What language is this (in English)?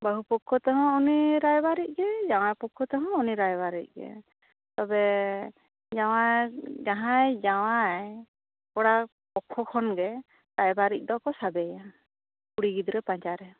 Santali